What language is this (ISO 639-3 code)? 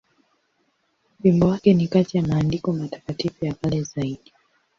swa